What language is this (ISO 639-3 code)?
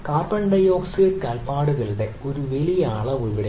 mal